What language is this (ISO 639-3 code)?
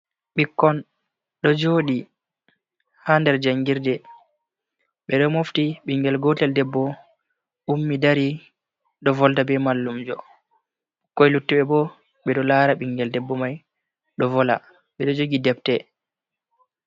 ful